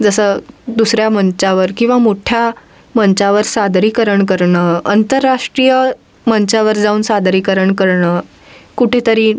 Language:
Marathi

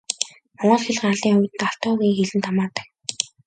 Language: Mongolian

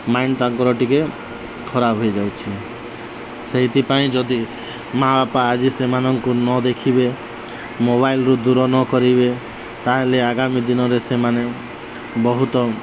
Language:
Odia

